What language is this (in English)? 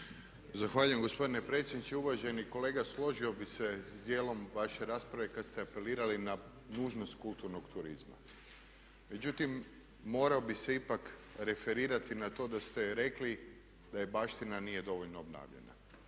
Croatian